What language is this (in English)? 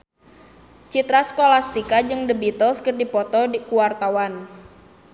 Sundanese